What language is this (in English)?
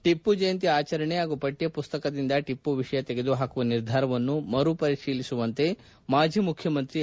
Kannada